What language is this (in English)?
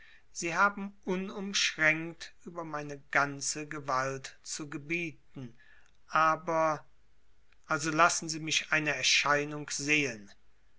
German